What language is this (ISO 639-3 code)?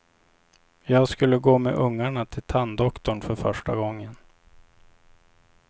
swe